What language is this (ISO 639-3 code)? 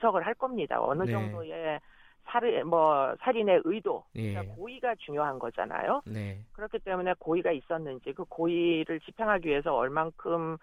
kor